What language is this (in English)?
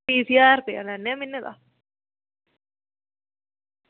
Dogri